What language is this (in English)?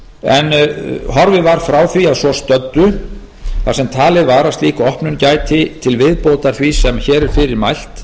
Icelandic